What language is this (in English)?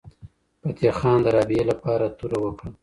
Pashto